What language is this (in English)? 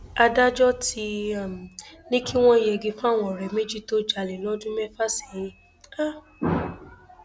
Yoruba